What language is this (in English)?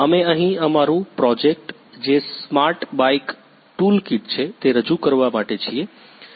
Gujarati